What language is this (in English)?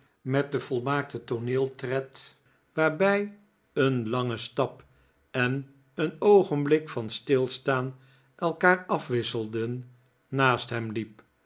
Dutch